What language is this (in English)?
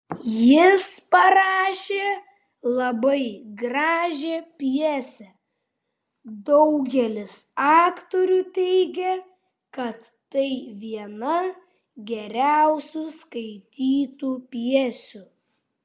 Lithuanian